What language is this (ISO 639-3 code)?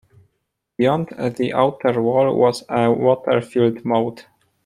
eng